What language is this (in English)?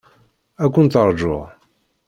Kabyle